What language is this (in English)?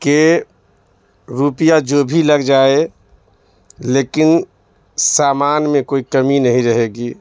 Urdu